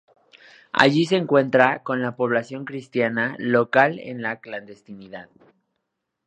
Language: Spanish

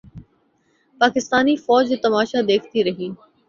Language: Urdu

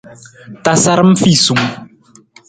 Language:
Nawdm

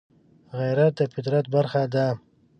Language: Pashto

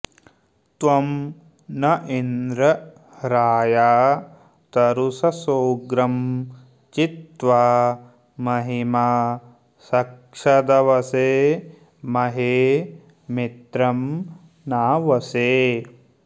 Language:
Sanskrit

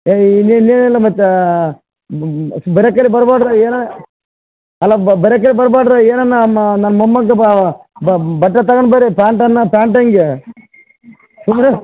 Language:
Kannada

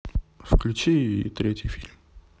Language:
Russian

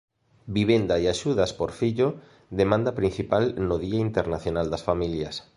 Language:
Galician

